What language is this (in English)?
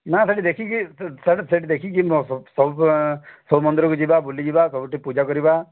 Odia